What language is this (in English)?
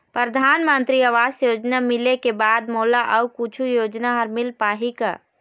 Chhattisgarhi